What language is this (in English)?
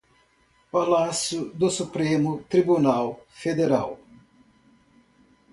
Portuguese